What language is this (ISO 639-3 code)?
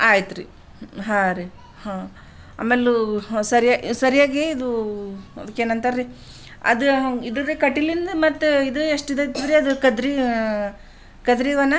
kan